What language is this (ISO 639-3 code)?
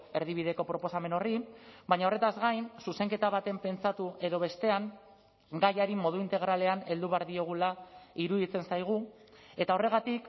eus